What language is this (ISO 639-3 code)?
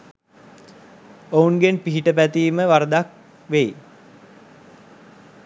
sin